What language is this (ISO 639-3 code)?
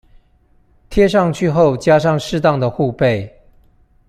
zho